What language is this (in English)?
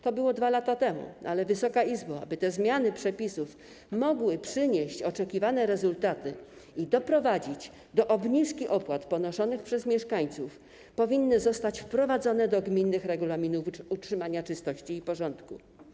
Polish